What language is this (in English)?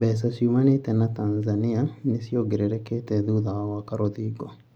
Kikuyu